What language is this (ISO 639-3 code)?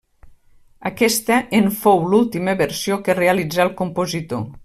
cat